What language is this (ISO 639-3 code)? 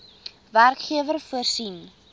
afr